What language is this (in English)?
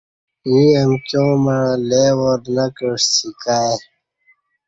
Kati